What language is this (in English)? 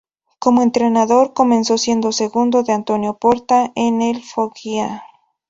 Spanish